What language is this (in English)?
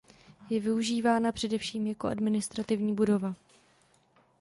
Czech